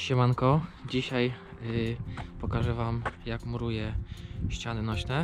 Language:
Polish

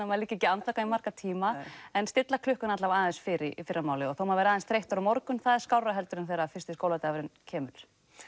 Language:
Icelandic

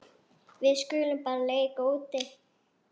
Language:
Icelandic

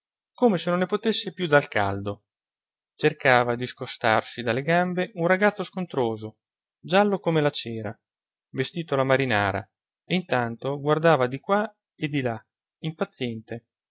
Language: Italian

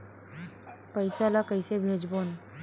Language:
Chhattisgarhi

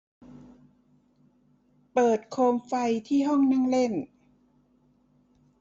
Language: Thai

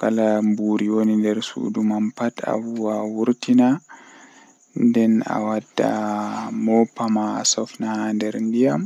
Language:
Western Niger Fulfulde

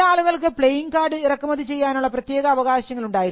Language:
Malayalam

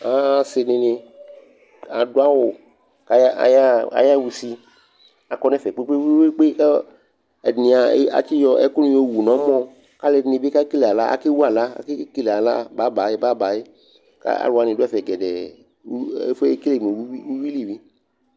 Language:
Ikposo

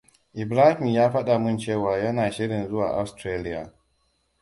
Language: Hausa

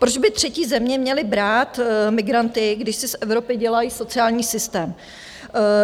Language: Czech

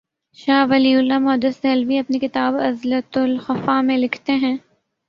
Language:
Urdu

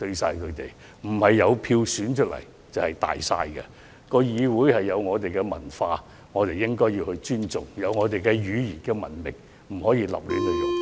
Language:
Cantonese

